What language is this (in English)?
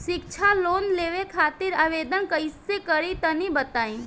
Bhojpuri